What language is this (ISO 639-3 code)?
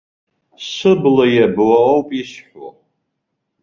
abk